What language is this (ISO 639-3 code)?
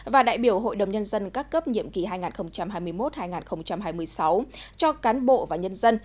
vie